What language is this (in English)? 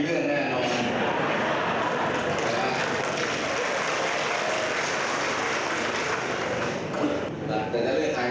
Thai